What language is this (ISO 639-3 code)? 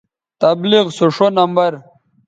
btv